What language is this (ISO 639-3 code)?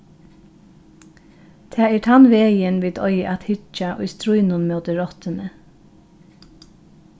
fao